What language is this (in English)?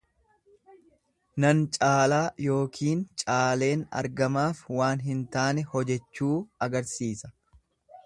Oromo